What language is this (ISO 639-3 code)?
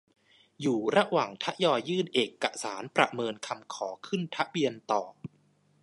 tha